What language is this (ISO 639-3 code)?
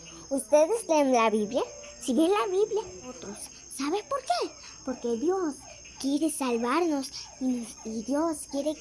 spa